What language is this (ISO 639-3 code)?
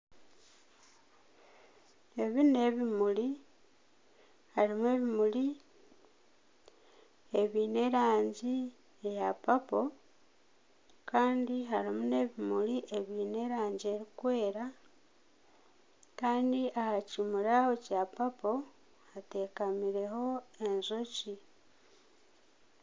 nyn